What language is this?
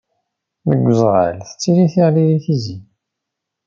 Kabyle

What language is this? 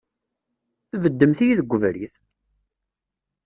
Kabyle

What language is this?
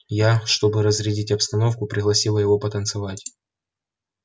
Russian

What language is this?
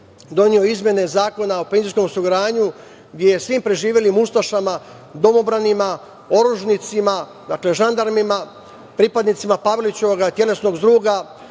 Serbian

